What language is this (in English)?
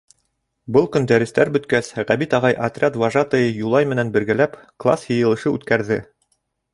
Bashkir